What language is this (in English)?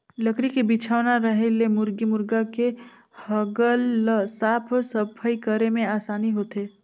Chhattisgarhi